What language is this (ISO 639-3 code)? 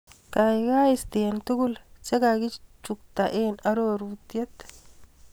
kln